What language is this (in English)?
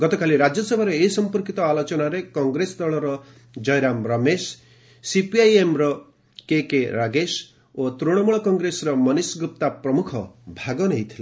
Odia